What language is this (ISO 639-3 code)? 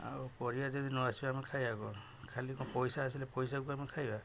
ori